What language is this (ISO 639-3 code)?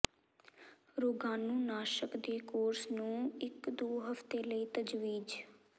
pan